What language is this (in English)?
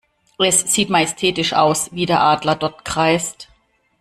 German